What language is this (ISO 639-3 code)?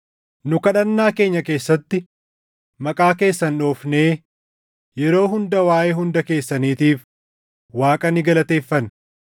orm